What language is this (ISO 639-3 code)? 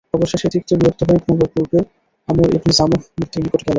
ben